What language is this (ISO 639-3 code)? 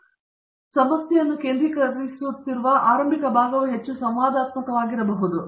kan